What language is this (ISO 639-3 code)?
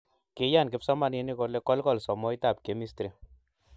kln